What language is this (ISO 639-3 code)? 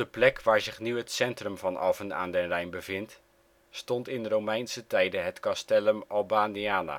nld